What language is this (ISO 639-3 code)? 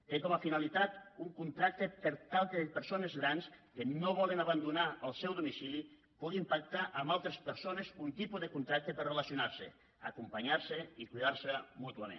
cat